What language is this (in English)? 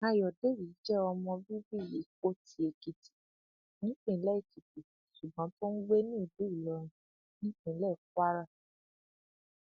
Yoruba